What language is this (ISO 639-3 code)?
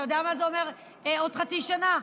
heb